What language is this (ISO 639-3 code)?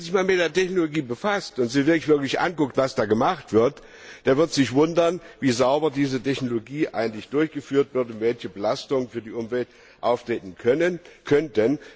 deu